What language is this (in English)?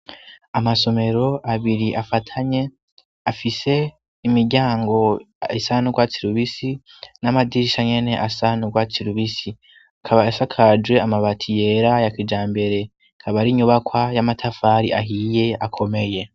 Rundi